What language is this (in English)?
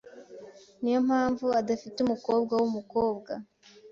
Kinyarwanda